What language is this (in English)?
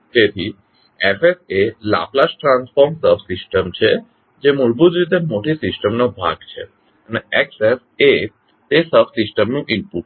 Gujarati